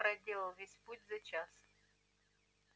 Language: Russian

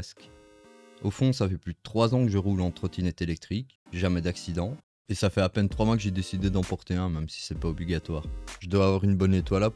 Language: French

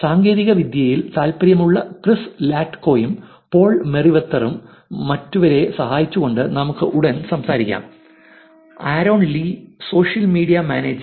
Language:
Malayalam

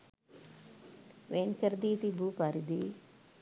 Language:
Sinhala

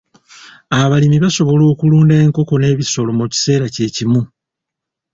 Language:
Ganda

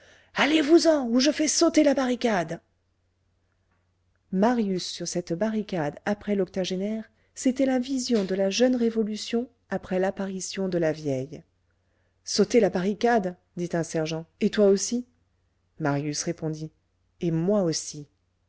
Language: French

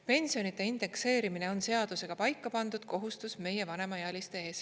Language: Estonian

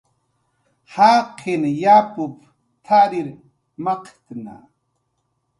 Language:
Jaqaru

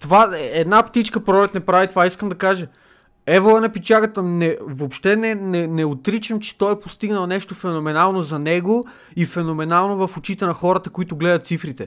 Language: Bulgarian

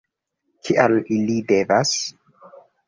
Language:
Esperanto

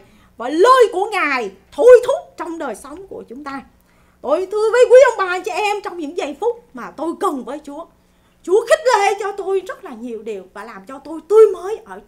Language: Vietnamese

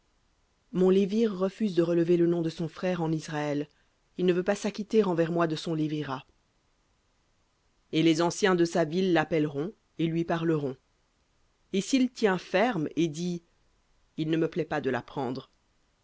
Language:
French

